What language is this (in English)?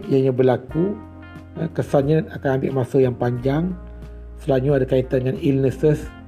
Malay